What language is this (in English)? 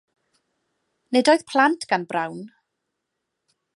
Welsh